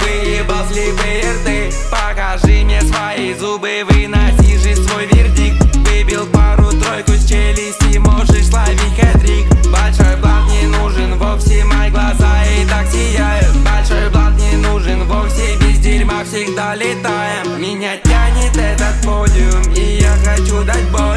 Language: Russian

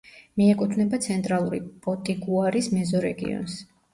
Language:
Georgian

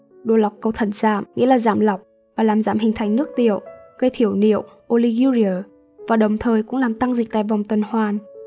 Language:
Vietnamese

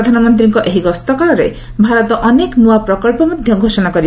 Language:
Odia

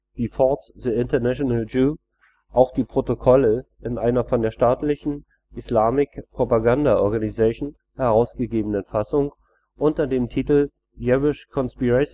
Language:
German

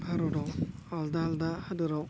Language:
Bodo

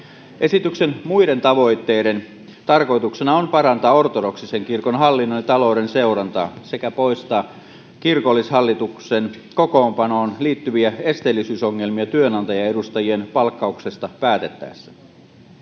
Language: Finnish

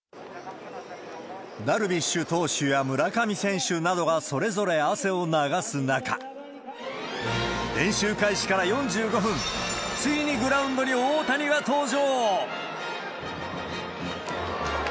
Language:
Japanese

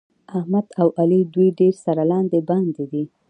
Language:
Pashto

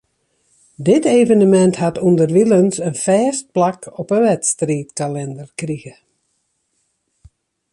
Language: Western Frisian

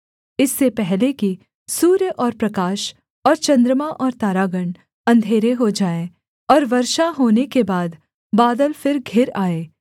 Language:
Hindi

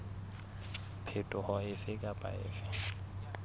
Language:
Southern Sotho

